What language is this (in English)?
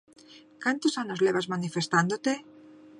Galician